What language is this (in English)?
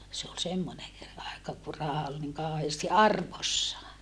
Finnish